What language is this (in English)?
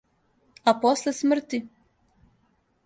Serbian